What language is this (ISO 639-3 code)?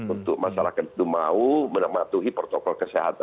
ind